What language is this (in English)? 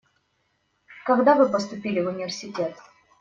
Russian